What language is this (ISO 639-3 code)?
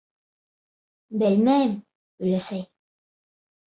bak